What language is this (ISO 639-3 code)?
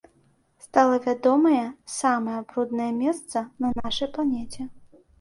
bel